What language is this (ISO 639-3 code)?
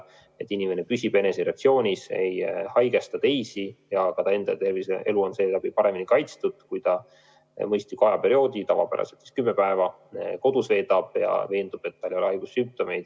est